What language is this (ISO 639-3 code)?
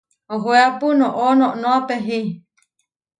var